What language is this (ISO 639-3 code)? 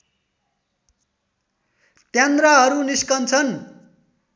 nep